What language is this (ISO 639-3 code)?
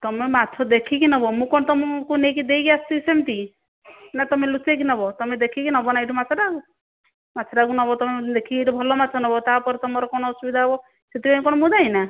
ori